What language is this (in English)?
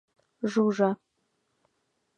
Mari